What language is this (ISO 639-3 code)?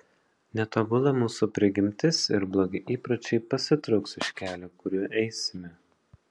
lit